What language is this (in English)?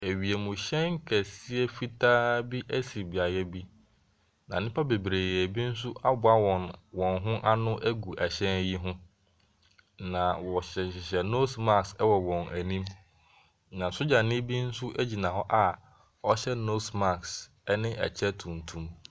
Akan